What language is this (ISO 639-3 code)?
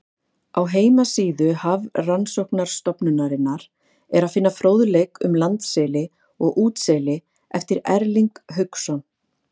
isl